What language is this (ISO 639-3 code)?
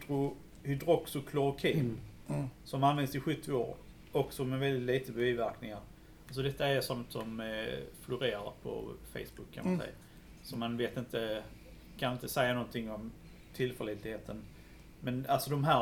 swe